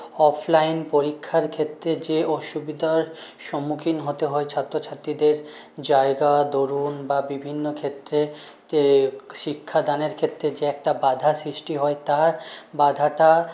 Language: Bangla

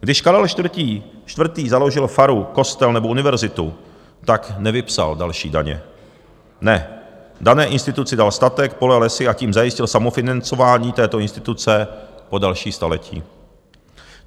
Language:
Czech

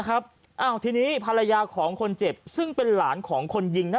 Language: Thai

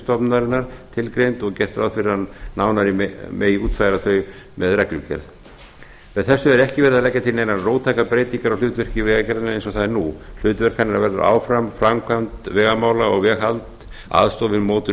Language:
Icelandic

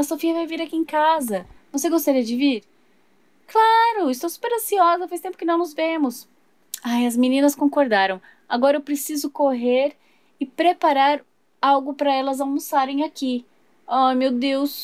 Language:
Portuguese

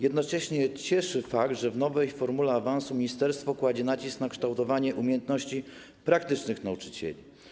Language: Polish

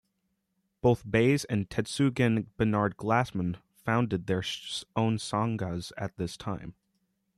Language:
English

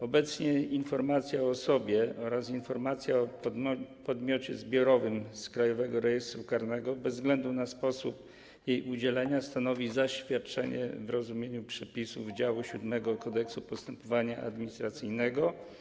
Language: Polish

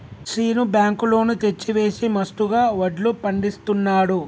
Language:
Telugu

